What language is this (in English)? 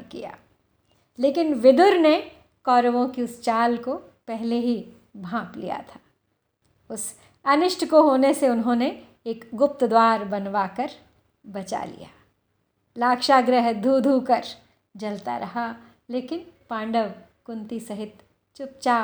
Hindi